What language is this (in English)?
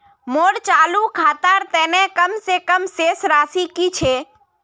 Magahi